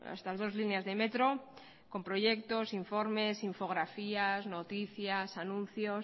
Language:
Spanish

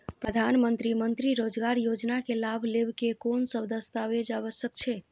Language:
Maithili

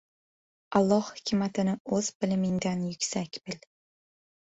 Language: Uzbek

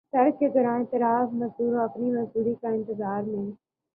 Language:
Urdu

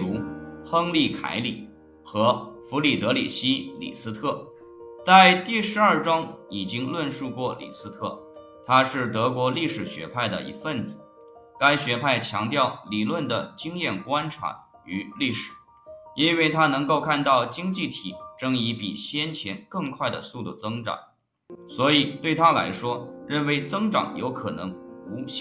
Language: Chinese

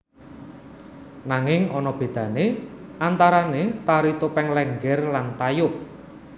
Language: Javanese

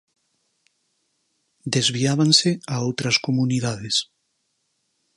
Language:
Galician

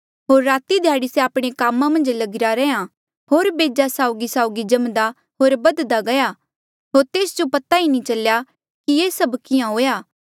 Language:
Mandeali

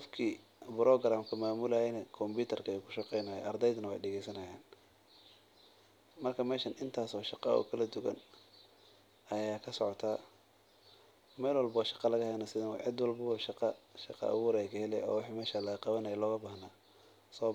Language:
Somali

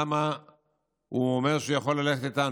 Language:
Hebrew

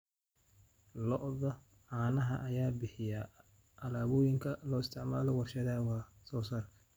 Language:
Somali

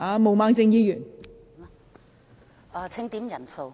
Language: Cantonese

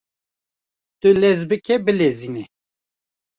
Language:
Kurdish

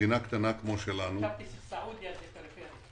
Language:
Hebrew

